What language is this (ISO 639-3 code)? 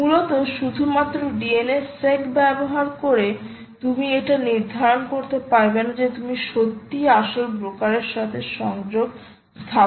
ben